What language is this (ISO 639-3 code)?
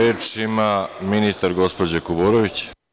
srp